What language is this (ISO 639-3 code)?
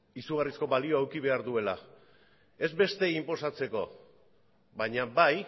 eus